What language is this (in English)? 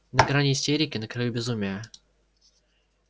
Russian